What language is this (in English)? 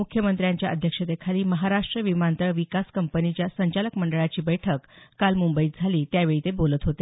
Marathi